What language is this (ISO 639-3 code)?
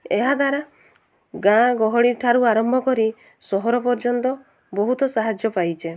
ori